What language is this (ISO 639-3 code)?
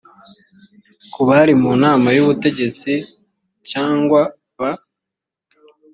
kin